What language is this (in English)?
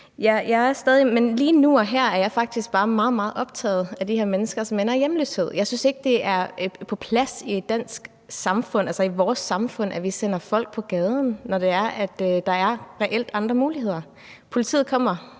Danish